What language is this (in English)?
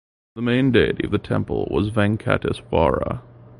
English